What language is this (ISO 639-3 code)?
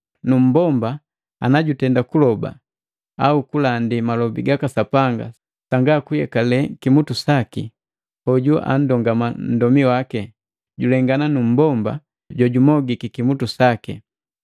mgv